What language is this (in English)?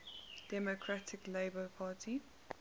English